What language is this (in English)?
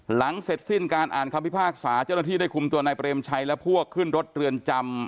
Thai